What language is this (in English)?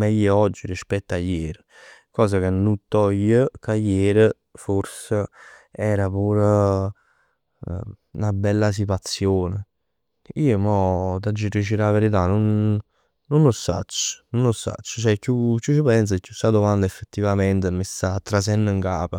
Neapolitan